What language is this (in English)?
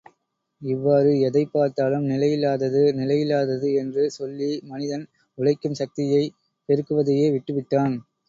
Tamil